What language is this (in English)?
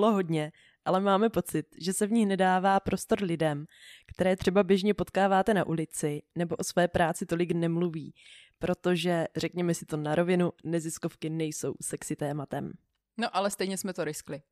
Czech